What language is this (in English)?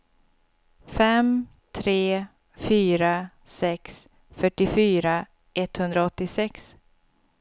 Swedish